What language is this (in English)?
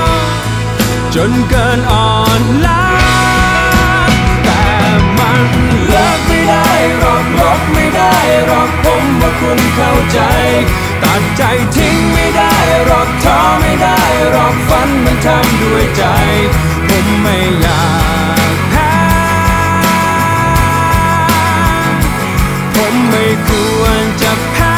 Thai